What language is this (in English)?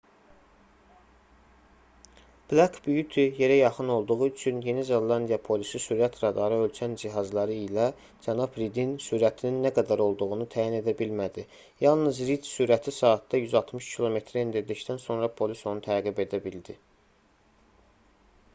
Azerbaijani